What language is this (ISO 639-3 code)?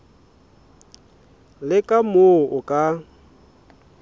sot